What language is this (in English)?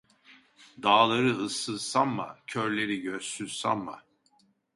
Turkish